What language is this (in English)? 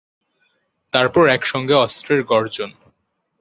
Bangla